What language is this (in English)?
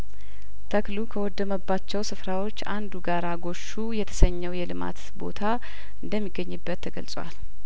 Amharic